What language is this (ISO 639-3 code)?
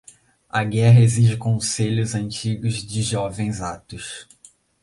por